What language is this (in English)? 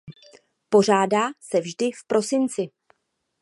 Czech